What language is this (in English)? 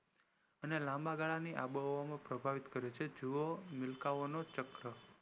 Gujarati